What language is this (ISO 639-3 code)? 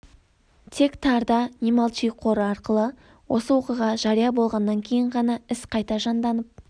kaz